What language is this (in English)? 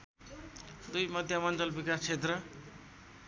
Nepali